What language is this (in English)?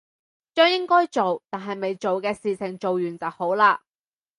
Cantonese